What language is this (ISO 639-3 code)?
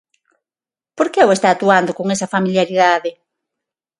glg